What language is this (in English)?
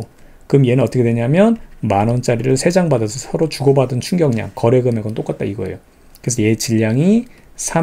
Korean